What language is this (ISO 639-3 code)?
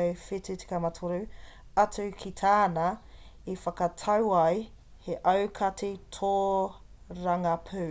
mri